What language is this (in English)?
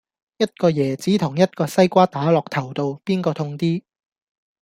Cantonese